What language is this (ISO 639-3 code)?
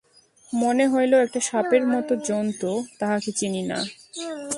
ben